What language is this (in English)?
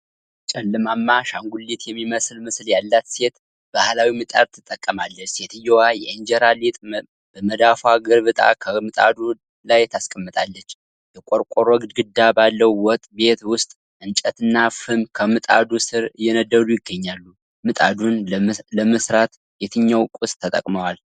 Amharic